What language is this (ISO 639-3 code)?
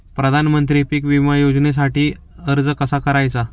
mar